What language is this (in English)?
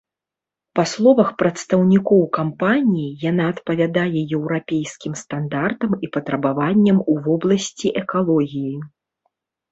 Belarusian